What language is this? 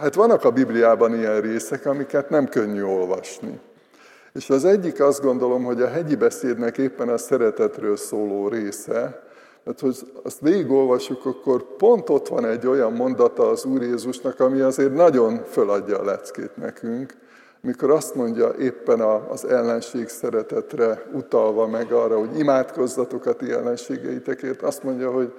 Hungarian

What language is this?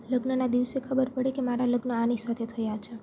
Gujarati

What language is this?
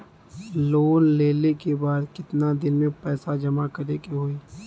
Bhojpuri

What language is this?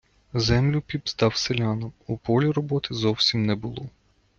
Ukrainian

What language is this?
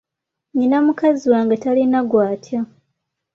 Ganda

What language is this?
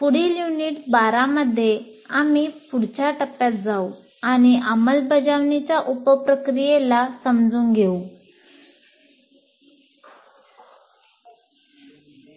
Marathi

